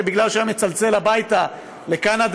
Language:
Hebrew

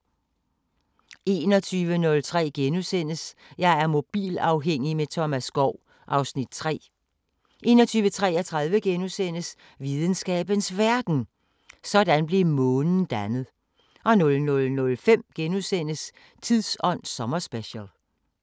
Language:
Danish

